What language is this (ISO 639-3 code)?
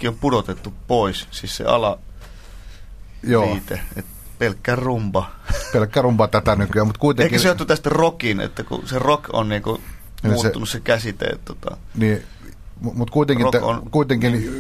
fin